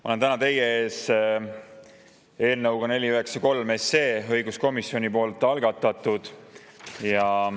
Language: Estonian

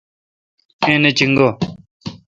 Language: Kalkoti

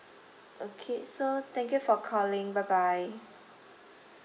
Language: English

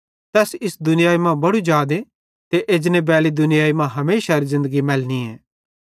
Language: Bhadrawahi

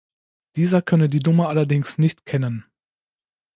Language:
German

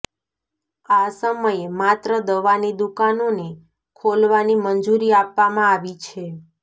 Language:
Gujarati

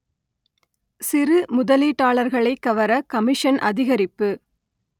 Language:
Tamil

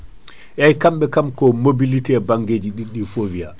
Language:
Fula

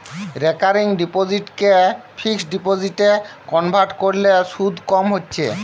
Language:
Bangla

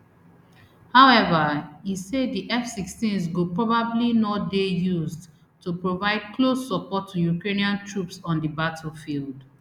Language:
Nigerian Pidgin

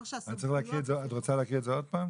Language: Hebrew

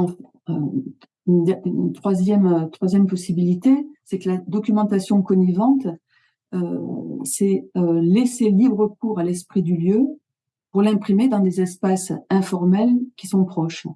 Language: French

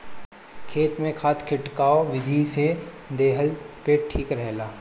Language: Bhojpuri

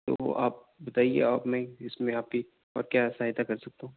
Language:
Urdu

